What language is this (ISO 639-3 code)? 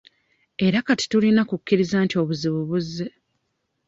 lug